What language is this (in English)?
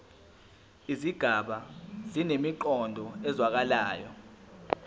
Zulu